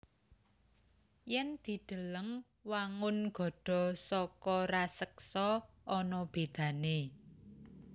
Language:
Javanese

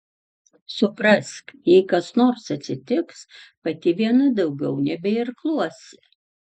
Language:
Lithuanian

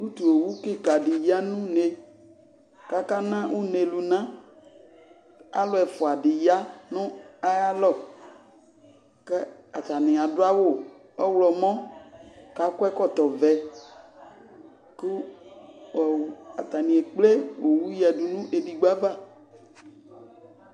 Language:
Ikposo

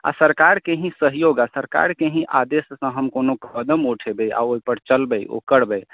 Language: Maithili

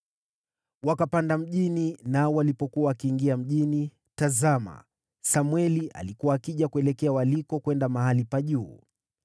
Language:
Swahili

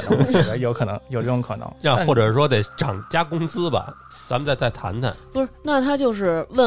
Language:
Chinese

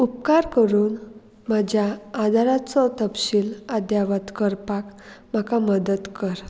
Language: Konkani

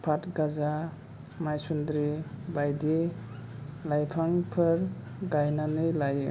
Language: Bodo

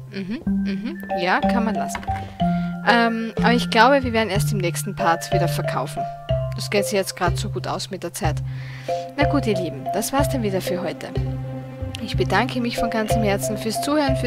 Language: German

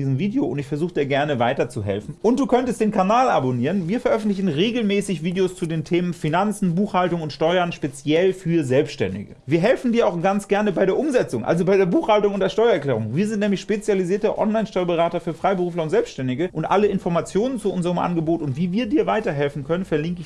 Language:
German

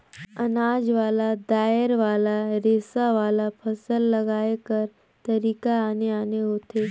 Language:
Chhattisgarhi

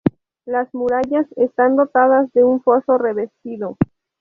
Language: Spanish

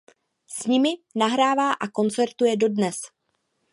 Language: Czech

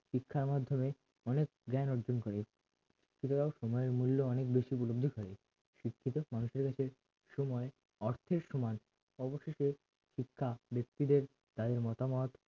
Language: Bangla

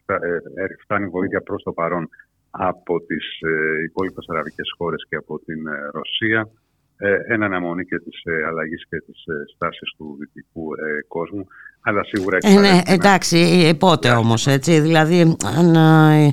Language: Greek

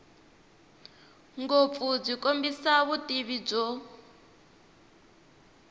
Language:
Tsonga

